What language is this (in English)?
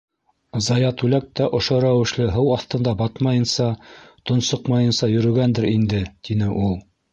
Bashkir